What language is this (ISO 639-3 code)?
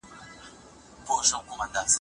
pus